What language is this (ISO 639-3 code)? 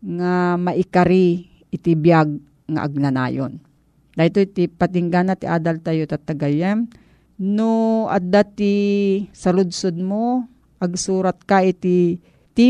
fil